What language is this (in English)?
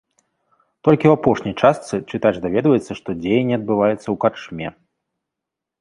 Belarusian